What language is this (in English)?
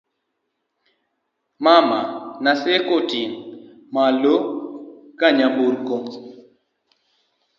Luo (Kenya and Tanzania)